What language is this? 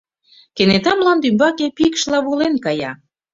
Mari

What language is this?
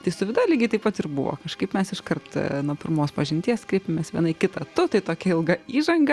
Lithuanian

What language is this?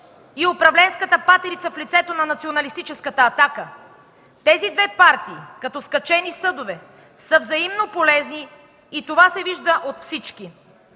Bulgarian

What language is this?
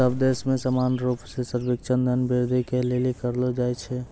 Maithili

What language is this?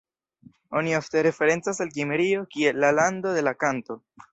Esperanto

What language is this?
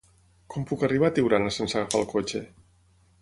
Catalan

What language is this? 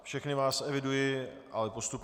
Czech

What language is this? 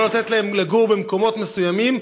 Hebrew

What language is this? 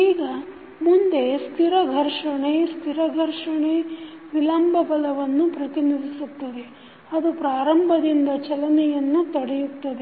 Kannada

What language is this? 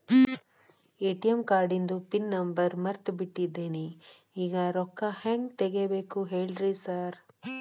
Kannada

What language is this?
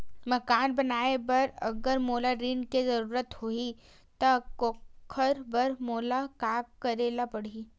Chhattisgarhi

